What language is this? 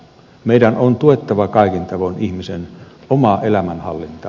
Finnish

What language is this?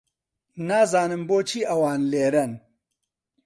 Central Kurdish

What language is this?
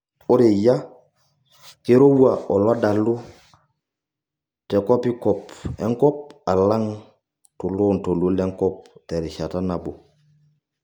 Masai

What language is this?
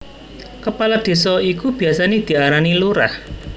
Javanese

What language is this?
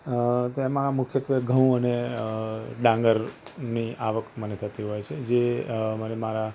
Gujarati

